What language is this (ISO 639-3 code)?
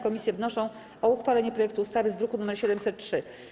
pol